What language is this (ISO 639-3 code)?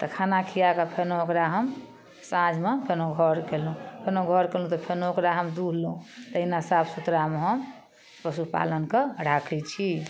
mai